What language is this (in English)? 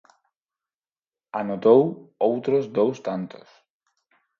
Galician